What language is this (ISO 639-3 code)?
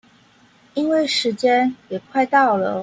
zho